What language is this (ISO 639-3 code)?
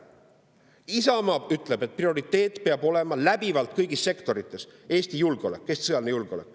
est